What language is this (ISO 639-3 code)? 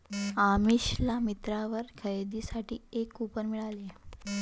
mar